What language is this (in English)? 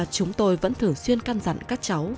Vietnamese